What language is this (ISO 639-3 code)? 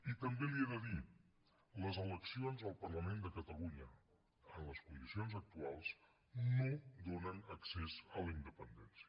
cat